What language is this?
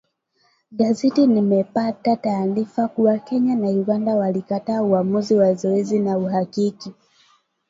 Swahili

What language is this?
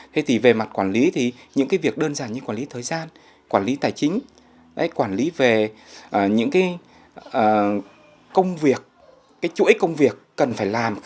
Vietnamese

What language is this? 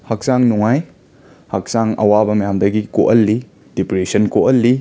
Manipuri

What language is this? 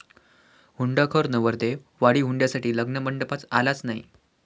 Marathi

